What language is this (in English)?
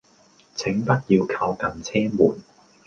Cantonese